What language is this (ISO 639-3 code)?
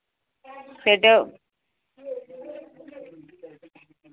ben